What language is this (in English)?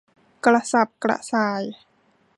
Thai